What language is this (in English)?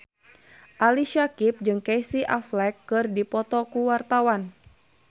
Sundanese